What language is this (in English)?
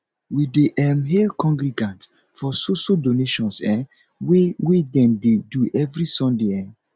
Nigerian Pidgin